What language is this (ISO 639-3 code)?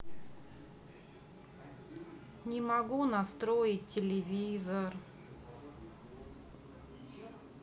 rus